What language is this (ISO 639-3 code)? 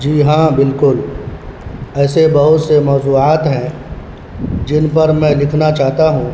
urd